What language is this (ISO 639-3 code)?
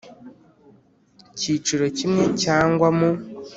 kin